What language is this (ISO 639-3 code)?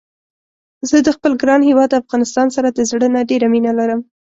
pus